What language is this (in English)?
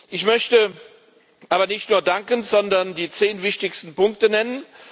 German